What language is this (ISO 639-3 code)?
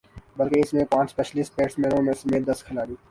urd